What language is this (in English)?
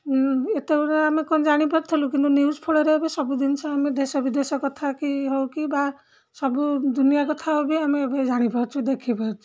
Odia